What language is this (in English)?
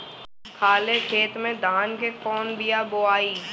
Bhojpuri